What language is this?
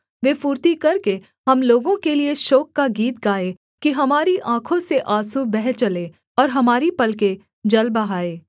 Hindi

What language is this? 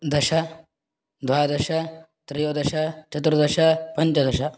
Sanskrit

